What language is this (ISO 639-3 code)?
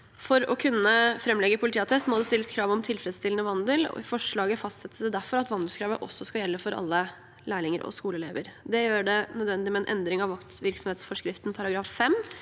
nor